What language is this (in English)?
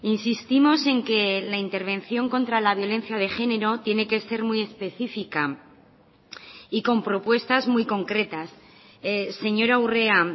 Spanish